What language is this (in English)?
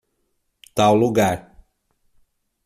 Portuguese